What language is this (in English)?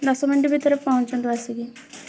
Odia